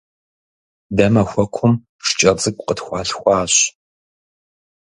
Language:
Kabardian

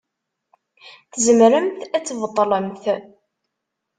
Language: Kabyle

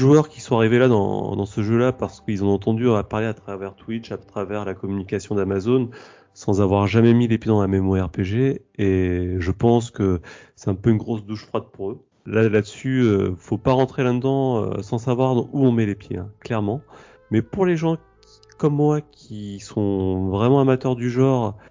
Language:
French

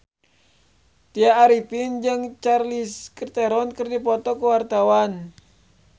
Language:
Sundanese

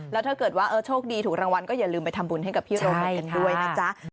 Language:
Thai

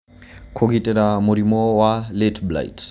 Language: Kikuyu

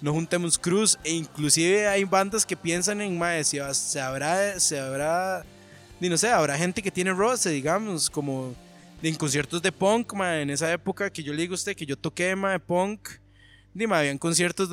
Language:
Spanish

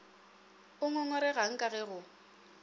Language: Northern Sotho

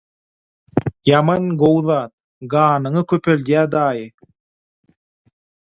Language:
Turkmen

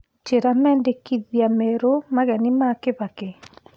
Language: Kikuyu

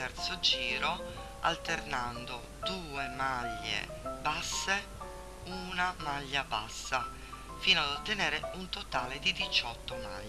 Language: Italian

